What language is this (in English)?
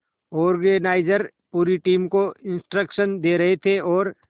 Hindi